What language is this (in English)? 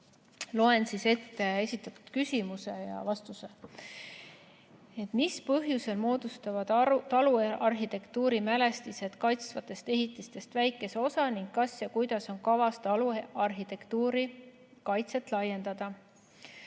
Estonian